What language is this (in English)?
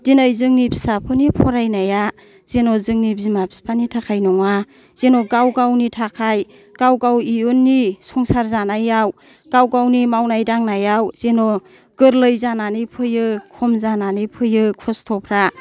Bodo